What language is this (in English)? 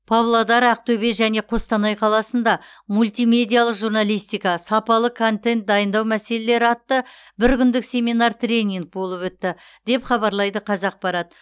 Kazakh